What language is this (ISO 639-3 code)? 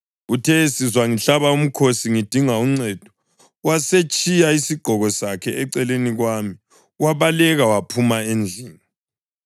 nde